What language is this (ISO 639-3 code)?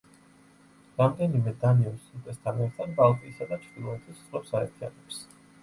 kat